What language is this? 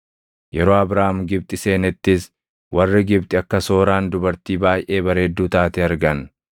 Oromo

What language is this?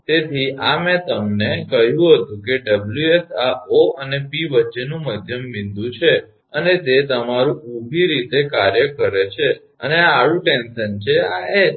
Gujarati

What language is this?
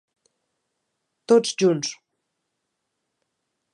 Catalan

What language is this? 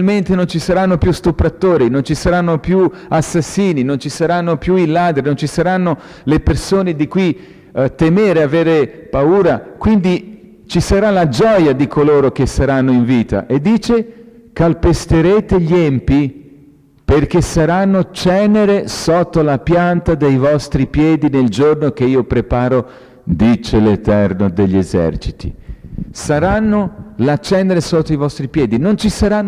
Italian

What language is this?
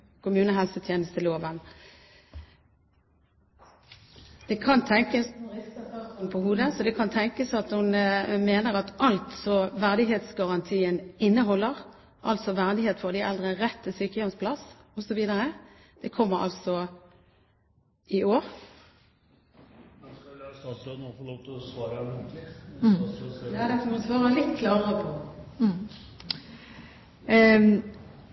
Norwegian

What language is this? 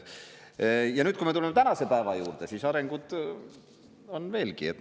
Estonian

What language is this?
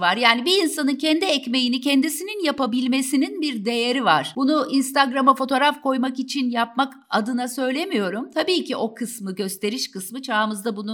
Turkish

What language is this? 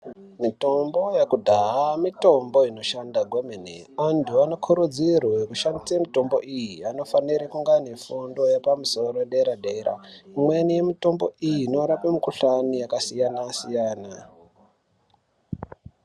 Ndau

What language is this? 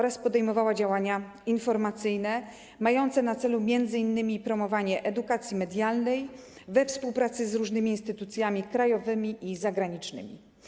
Polish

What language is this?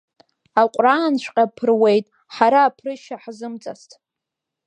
Abkhazian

